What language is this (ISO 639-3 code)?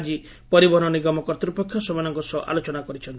ori